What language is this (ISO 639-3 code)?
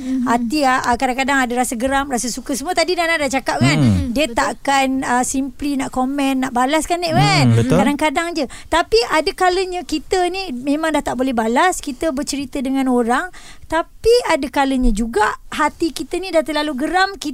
msa